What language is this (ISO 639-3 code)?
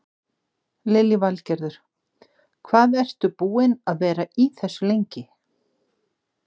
isl